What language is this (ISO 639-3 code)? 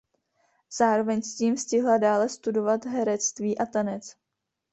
ces